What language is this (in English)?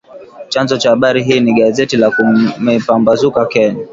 Swahili